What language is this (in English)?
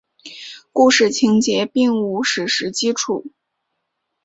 Chinese